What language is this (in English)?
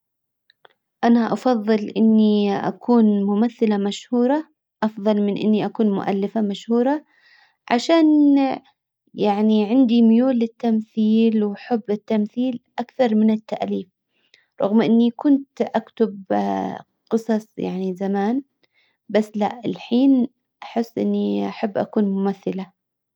Hijazi Arabic